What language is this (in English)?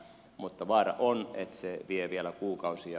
Finnish